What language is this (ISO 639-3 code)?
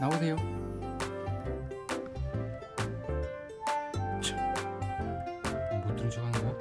kor